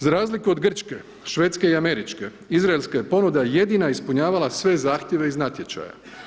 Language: Croatian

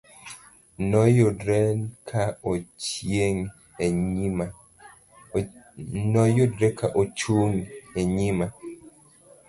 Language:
Luo (Kenya and Tanzania)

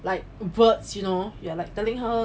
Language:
English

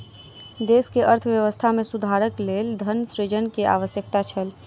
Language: Maithili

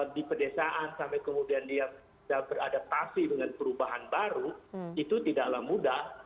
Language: Indonesian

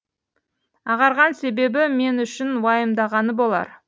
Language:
Kazakh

